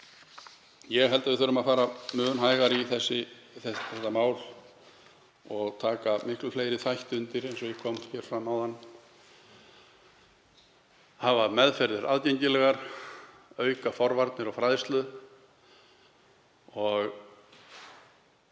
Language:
Icelandic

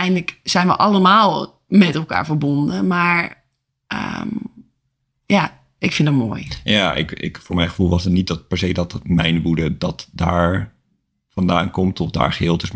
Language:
Dutch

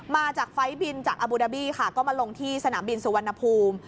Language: Thai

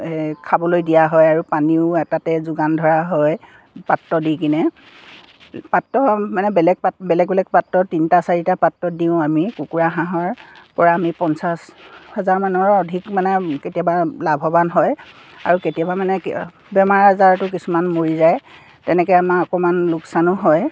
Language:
Assamese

